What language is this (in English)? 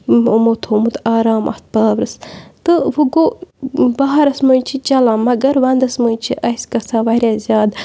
Kashmiri